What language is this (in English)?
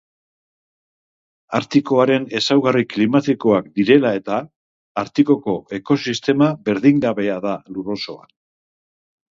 Basque